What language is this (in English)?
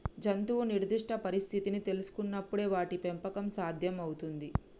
Telugu